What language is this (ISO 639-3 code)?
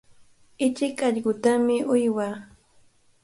qvl